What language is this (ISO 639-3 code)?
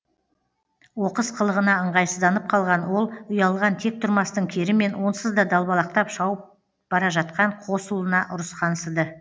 kaz